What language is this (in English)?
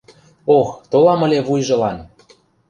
Mari